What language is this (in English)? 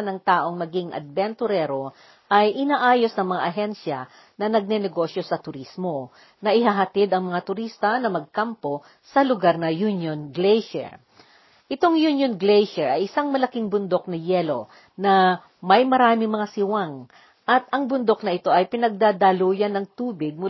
Filipino